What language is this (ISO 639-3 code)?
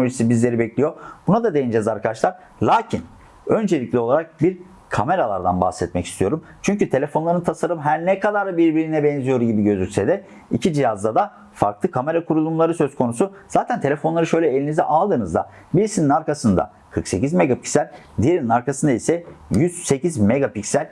tur